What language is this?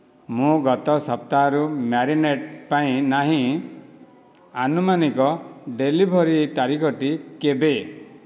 Odia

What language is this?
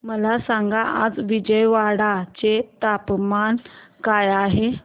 Marathi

